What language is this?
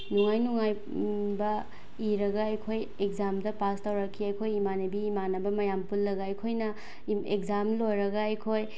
Manipuri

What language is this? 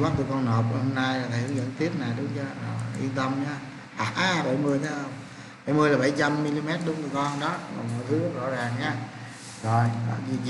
Vietnamese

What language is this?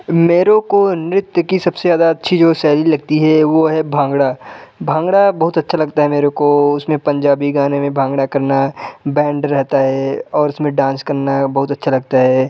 Hindi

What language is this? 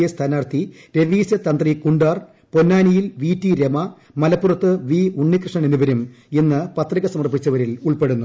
Malayalam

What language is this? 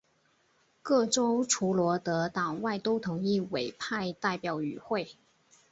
Chinese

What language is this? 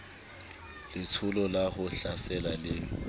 Southern Sotho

